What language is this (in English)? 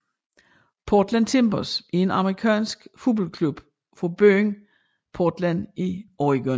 Danish